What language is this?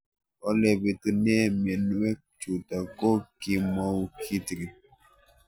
Kalenjin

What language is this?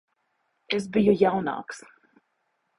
Latvian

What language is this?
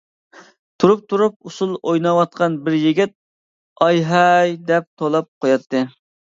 Uyghur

